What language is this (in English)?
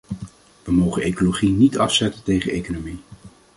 Dutch